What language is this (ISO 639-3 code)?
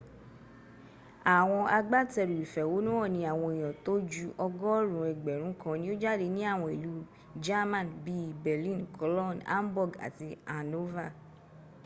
yor